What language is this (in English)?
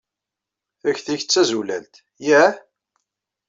Kabyle